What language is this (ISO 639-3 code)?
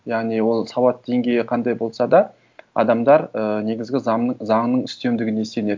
kaz